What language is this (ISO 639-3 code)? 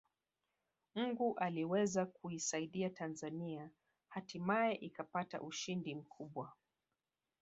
swa